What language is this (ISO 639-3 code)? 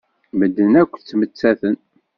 kab